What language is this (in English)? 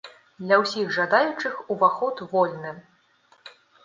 Belarusian